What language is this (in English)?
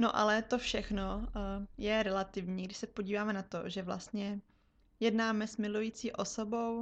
Czech